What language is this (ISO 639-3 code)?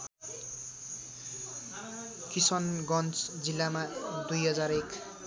nep